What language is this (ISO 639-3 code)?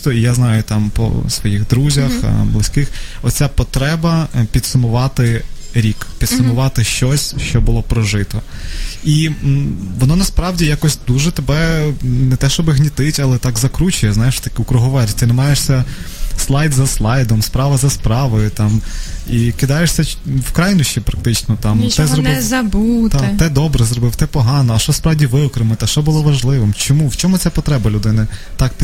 ukr